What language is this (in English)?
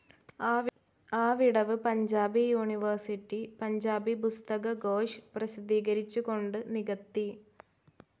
Malayalam